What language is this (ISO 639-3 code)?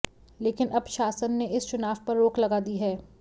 hin